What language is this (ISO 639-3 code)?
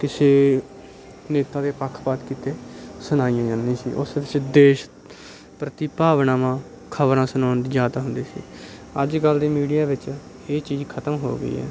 pan